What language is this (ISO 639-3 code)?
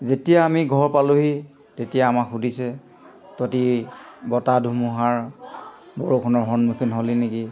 asm